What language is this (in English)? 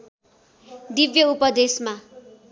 Nepali